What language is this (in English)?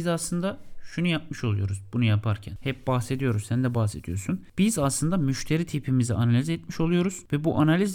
Turkish